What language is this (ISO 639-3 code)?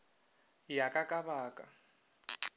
nso